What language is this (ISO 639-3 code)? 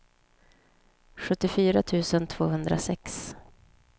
swe